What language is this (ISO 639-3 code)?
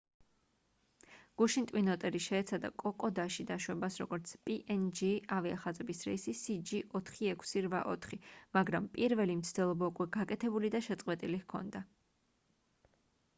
kat